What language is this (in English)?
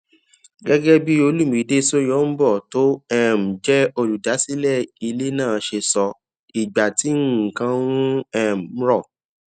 Yoruba